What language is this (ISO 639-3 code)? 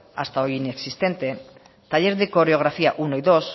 spa